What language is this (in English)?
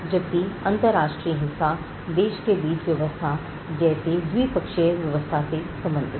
Hindi